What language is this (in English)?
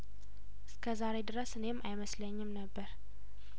Amharic